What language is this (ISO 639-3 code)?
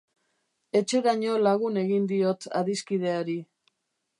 eus